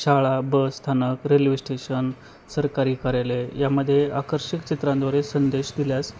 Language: Marathi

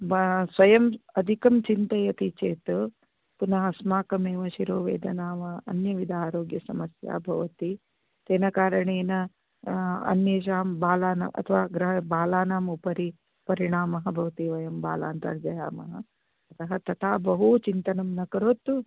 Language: Sanskrit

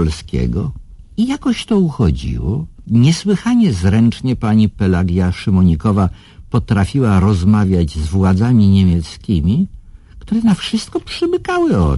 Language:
Polish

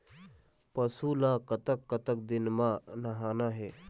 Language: Chhattisgarhi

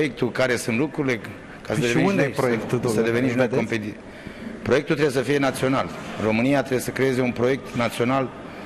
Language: Romanian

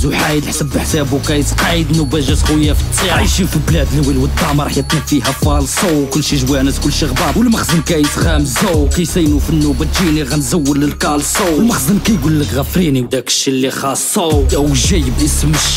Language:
Arabic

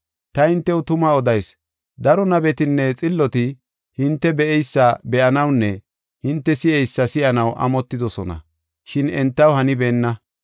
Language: Gofa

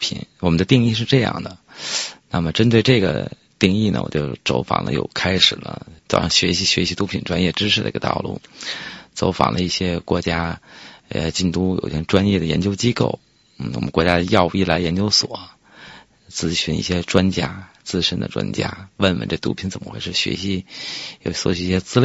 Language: Chinese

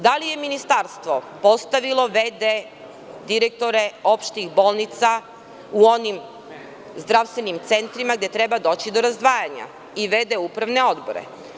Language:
Serbian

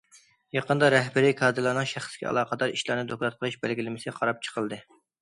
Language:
Uyghur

